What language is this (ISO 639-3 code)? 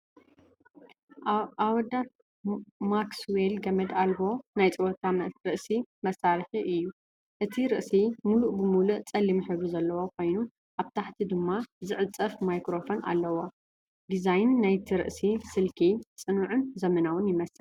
tir